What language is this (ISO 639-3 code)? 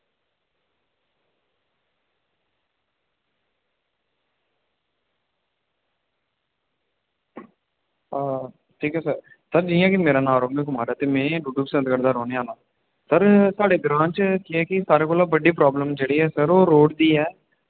doi